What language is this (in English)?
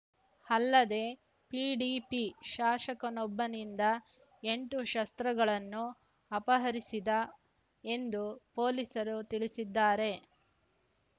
Kannada